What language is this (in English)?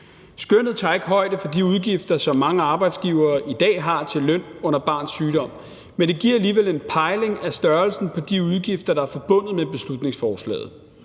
Danish